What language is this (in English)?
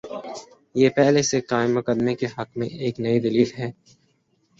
Urdu